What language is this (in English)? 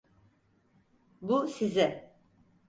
Turkish